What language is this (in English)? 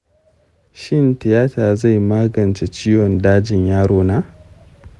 Hausa